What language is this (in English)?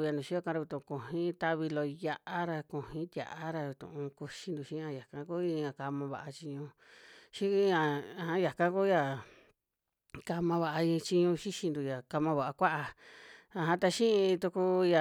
Western Juxtlahuaca Mixtec